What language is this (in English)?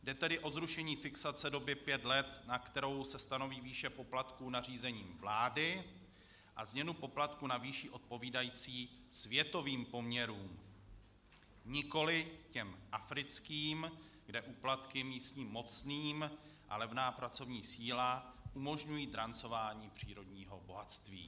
Czech